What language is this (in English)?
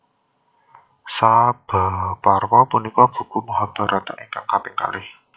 Javanese